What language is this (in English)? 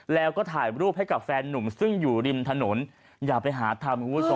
Thai